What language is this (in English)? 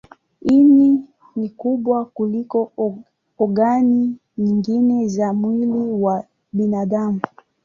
Swahili